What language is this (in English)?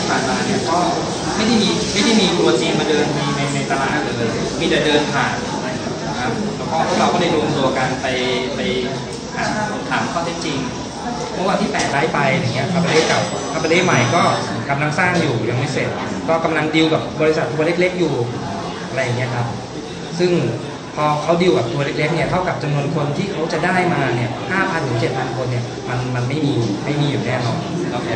Thai